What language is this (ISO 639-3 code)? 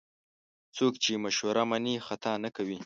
pus